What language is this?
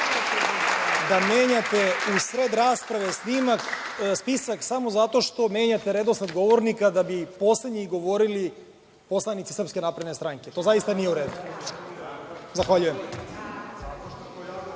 Serbian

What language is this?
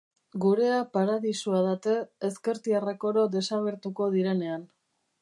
Basque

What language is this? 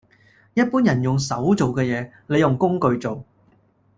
Cantonese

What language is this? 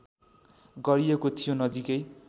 Nepali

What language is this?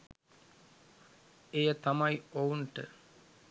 Sinhala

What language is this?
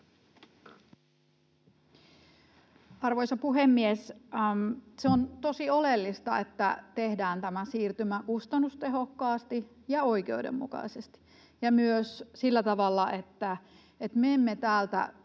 Finnish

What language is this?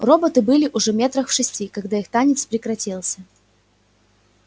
Russian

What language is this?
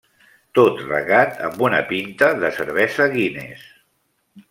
Catalan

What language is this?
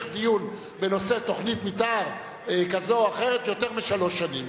Hebrew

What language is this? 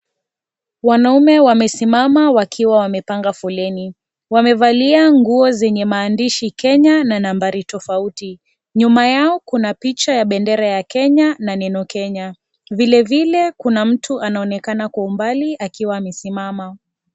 Swahili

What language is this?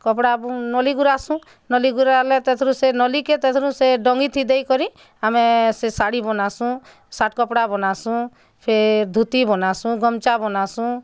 Odia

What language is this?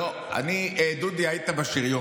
Hebrew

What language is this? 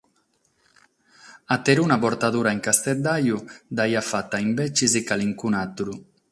Sardinian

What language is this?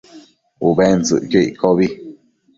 Matsés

